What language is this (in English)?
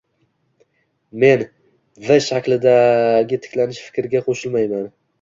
Uzbek